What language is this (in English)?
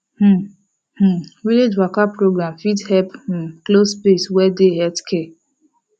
Nigerian Pidgin